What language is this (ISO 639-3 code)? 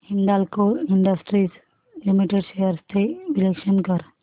mar